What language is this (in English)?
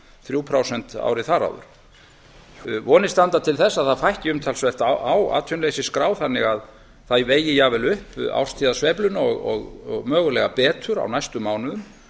Icelandic